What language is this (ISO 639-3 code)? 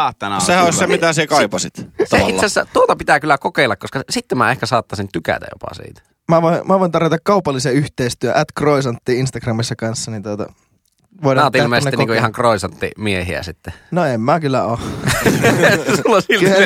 fin